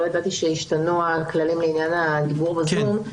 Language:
Hebrew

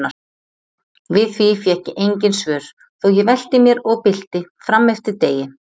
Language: Icelandic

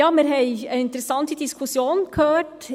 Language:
Swiss German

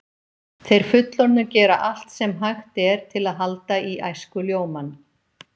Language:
Icelandic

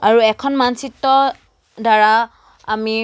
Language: Assamese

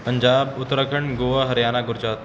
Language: Punjabi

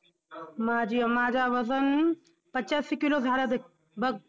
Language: Marathi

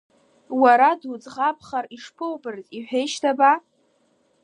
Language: Abkhazian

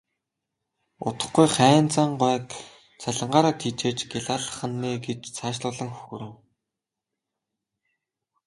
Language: Mongolian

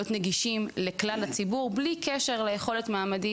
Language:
Hebrew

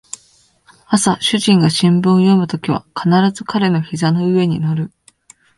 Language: Japanese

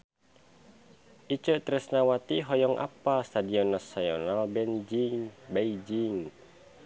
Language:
Sundanese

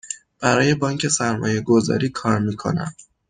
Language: Persian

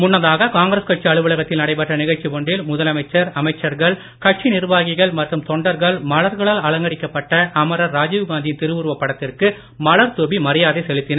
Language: Tamil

